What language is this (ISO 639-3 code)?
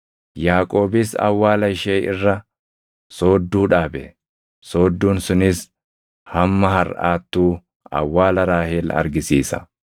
orm